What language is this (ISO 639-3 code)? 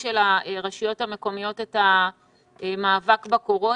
heb